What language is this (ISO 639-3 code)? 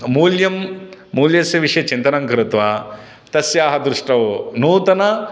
san